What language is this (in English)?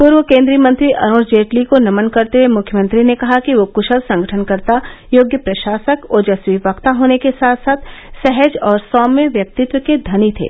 Hindi